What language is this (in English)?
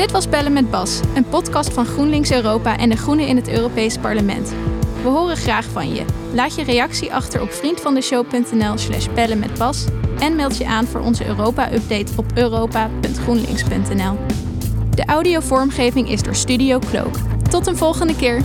Dutch